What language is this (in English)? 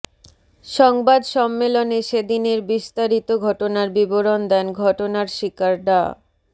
Bangla